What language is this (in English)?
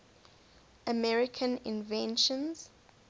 English